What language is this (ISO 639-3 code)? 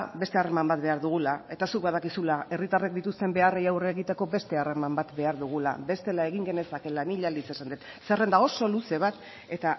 eus